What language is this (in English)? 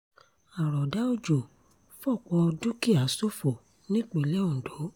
Yoruba